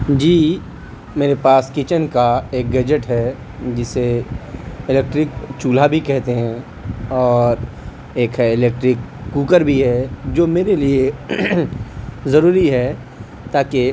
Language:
Urdu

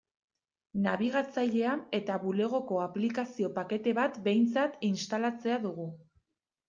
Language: Basque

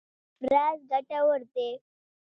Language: Pashto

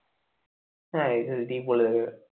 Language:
Bangla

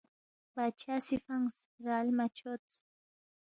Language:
Balti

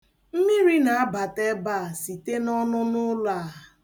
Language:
Igbo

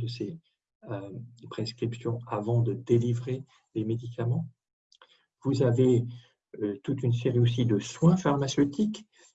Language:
French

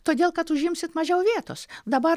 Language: Lithuanian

